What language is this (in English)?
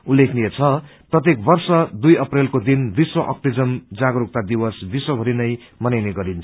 Nepali